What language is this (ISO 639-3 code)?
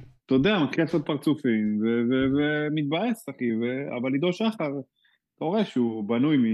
heb